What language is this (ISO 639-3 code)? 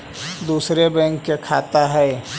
mag